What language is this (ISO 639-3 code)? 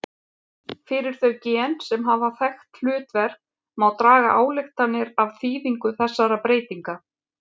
isl